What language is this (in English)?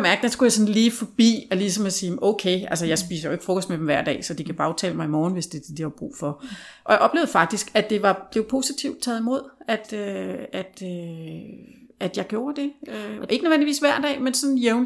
Danish